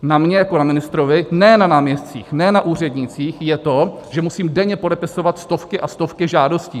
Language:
Czech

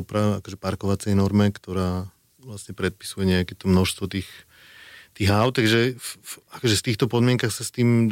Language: Slovak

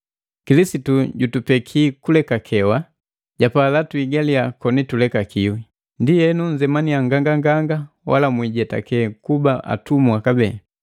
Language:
Matengo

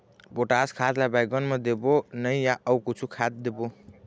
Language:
Chhattisgarhi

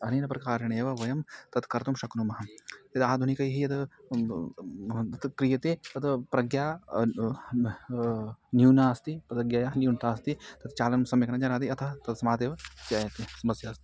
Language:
Sanskrit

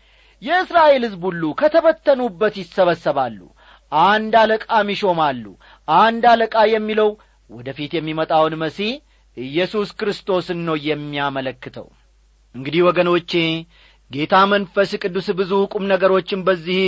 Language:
Amharic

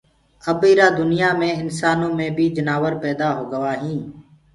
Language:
Gurgula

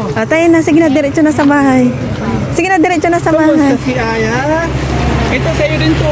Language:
Filipino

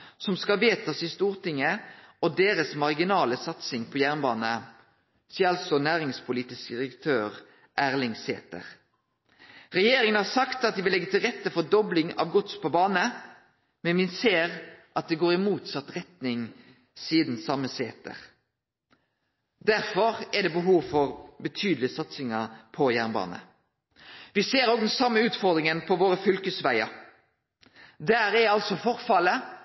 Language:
Norwegian Nynorsk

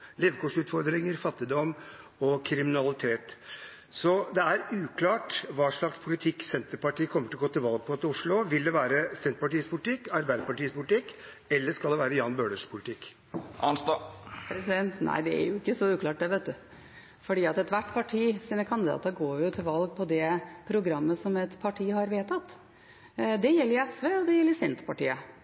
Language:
Norwegian Bokmål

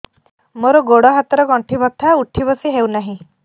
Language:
Odia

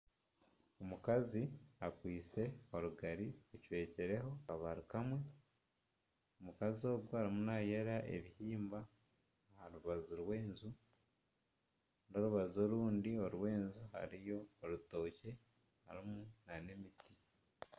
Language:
Nyankole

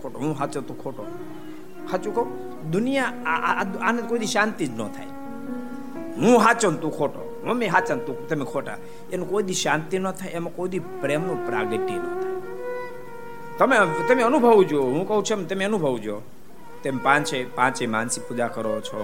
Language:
Gujarati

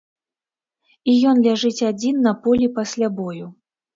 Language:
Belarusian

